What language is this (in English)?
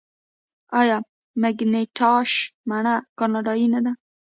Pashto